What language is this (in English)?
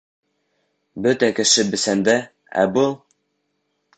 Bashkir